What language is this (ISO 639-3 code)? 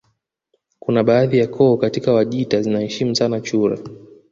swa